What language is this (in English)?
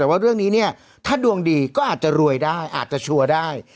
Thai